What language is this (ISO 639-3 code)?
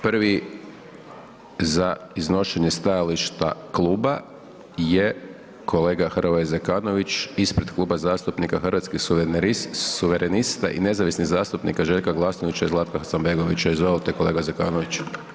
hrv